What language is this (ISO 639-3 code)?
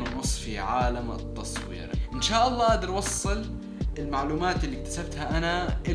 ara